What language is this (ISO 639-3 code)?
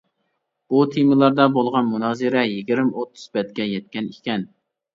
uig